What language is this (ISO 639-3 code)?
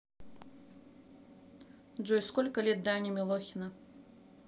rus